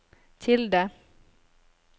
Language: Norwegian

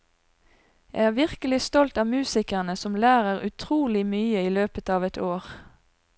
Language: Norwegian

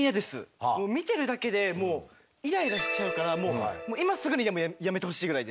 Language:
Japanese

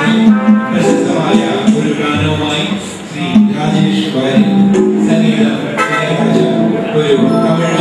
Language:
Ukrainian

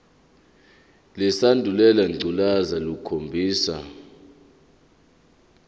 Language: Zulu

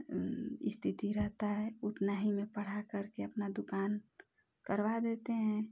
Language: Hindi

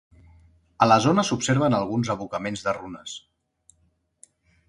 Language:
Catalan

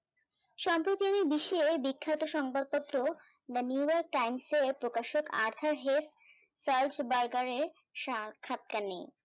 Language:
Bangla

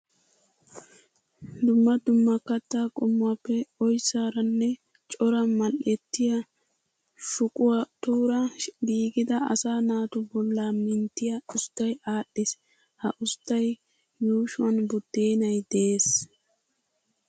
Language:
Wolaytta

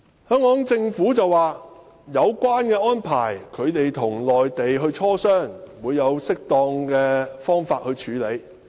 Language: Cantonese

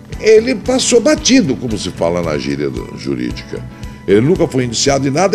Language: Portuguese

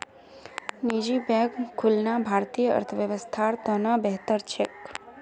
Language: Magahi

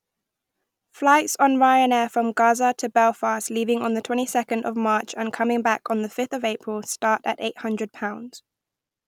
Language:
English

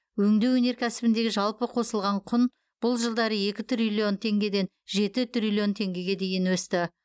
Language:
Kazakh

